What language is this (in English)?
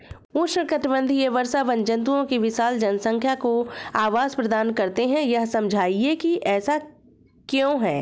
Hindi